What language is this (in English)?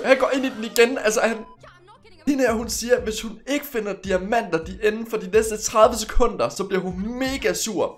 Danish